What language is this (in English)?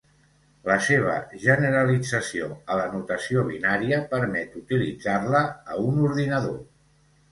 Catalan